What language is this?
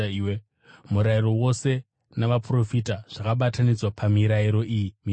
Shona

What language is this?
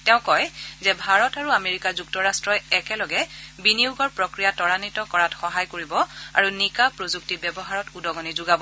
Assamese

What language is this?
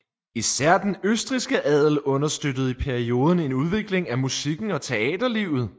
Danish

